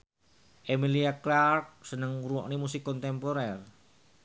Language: Javanese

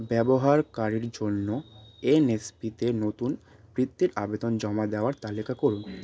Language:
Bangla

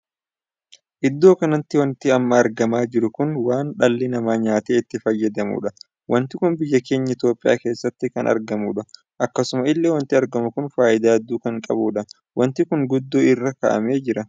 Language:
Oromo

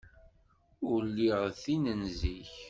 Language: Kabyle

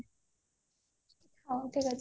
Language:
Odia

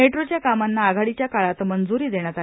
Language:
Marathi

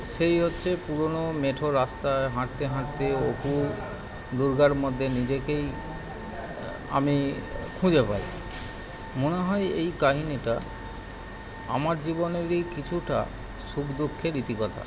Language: Bangla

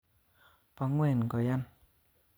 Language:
Kalenjin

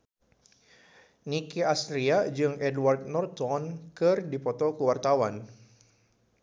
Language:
Sundanese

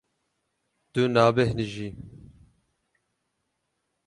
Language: Kurdish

